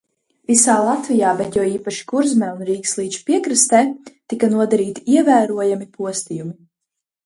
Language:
Latvian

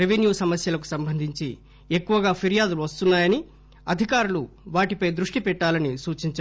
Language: Telugu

